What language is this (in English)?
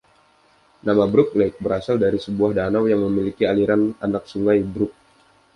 Indonesian